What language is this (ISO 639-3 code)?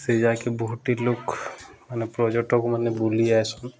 ori